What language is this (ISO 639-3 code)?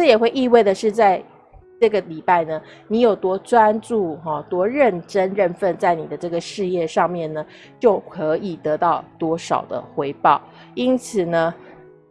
zho